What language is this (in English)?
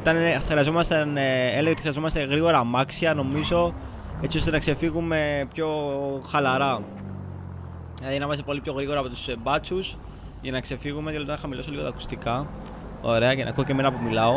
Greek